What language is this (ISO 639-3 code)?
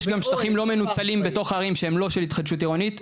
heb